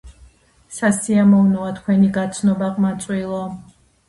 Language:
Georgian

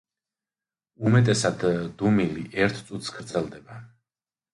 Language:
Georgian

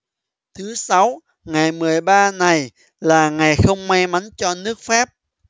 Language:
Vietnamese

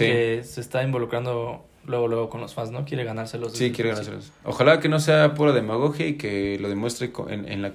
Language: Spanish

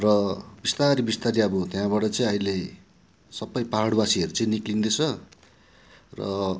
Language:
Nepali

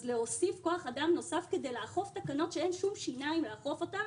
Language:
Hebrew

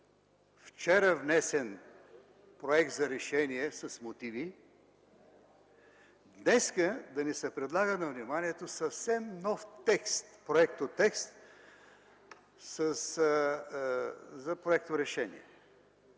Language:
Bulgarian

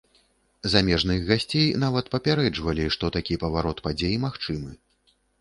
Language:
Belarusian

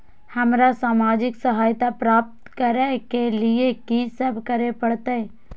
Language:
Maithili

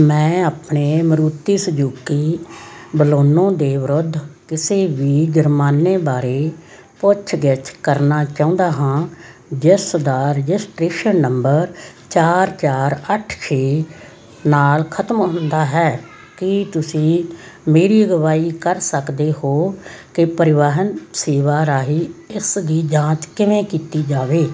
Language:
Punjabi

